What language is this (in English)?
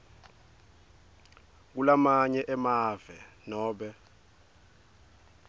Swati